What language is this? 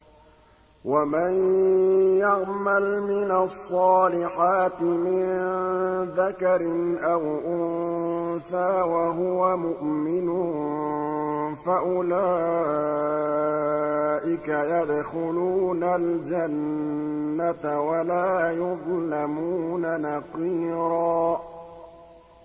Arabic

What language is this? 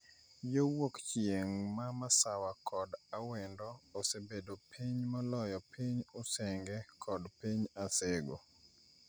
Luo (Kenya and Tanzania)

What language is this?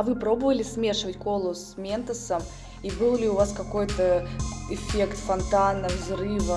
Russian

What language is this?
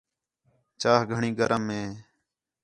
Khetrani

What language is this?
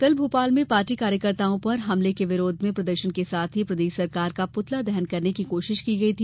Hindi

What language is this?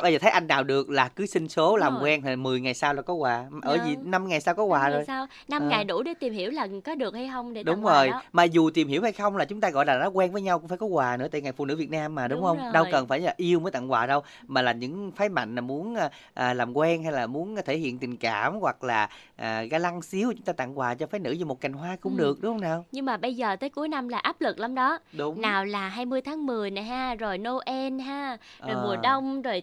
Vietnamese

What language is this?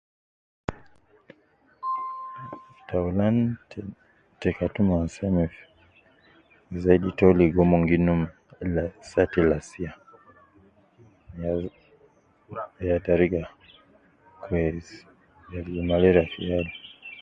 Nubi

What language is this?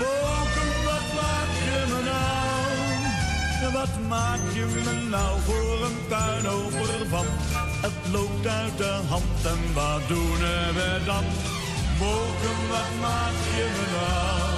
Dutch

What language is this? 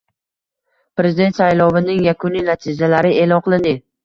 Uzbek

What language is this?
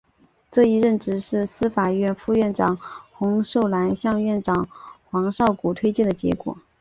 Chinese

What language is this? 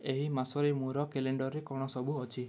Odia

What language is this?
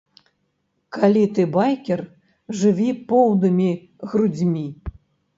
Belarusian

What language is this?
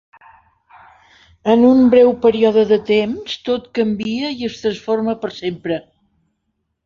Catalan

